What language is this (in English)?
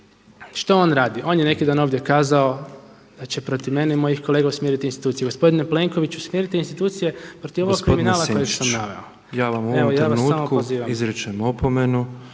Croatian